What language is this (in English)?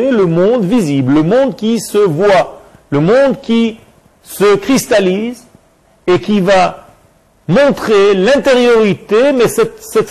French